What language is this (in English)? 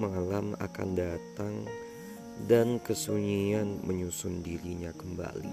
Indonesian